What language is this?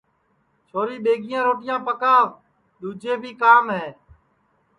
Sansi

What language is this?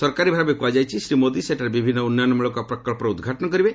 Odia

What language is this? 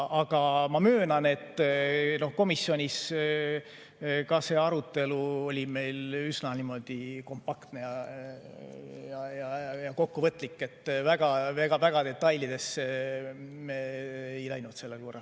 Estonian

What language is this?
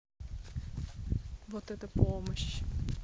Russian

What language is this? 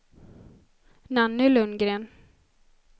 Swedish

